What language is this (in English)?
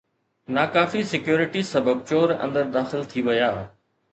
Sindhi